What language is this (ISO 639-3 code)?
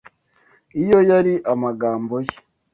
kin